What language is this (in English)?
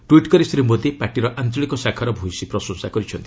Odia